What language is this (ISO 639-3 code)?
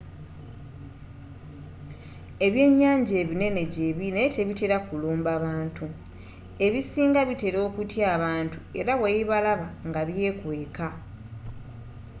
lug